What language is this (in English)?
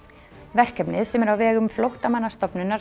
Icelandic